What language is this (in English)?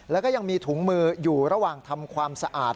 Thai